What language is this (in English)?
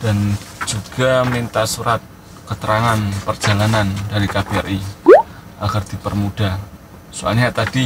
Indonesian